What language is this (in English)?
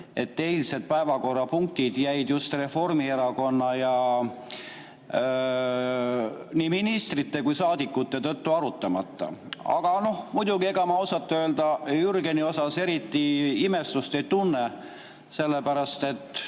Estonian